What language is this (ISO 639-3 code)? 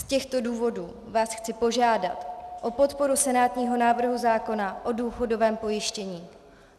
ces